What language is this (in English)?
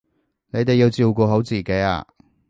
Cantonese